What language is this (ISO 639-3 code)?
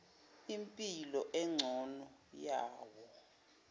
zul